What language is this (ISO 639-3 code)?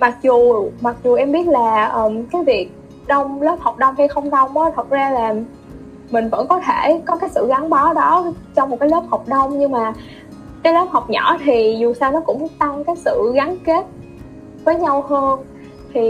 vie